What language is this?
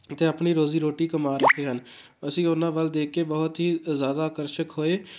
Punjabi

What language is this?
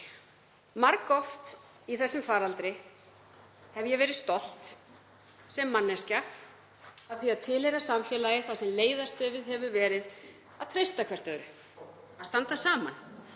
Icelandic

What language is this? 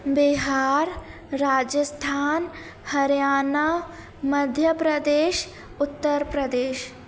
Sindhi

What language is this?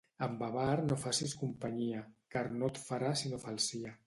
Catalan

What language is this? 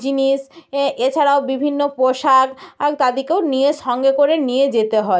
Bangla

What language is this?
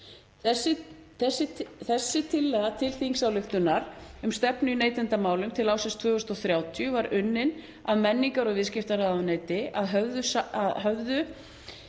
Icelandic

